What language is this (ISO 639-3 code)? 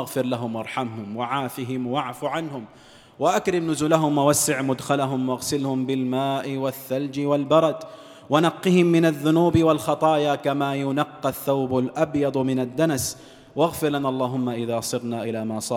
ara